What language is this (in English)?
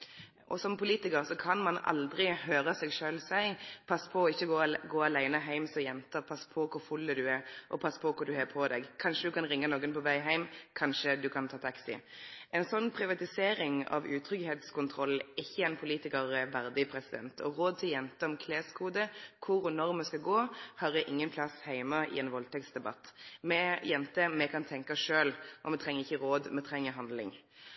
Norwegian Nynorsk